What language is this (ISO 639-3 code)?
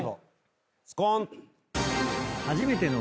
jpn